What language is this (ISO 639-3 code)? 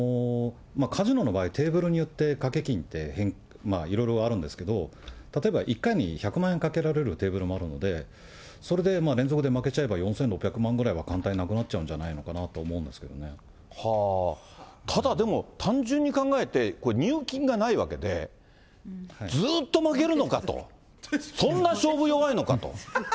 jpn